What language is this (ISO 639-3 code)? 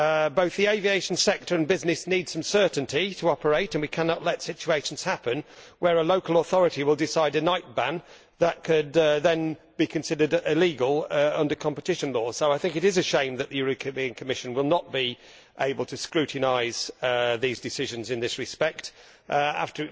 eng